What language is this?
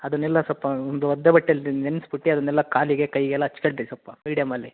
Kannada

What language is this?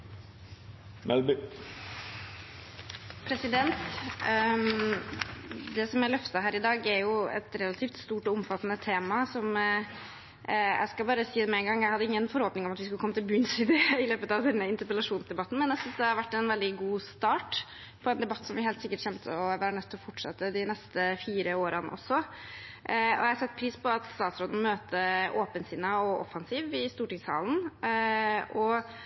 Norwegian Bokmål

